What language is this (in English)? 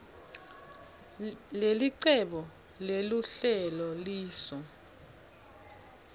Swati